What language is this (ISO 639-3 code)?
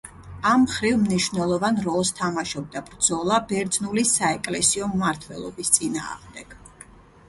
kat